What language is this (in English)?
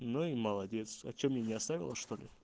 Russian